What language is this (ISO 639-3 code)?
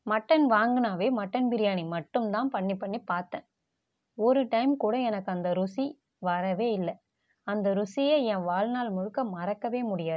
tam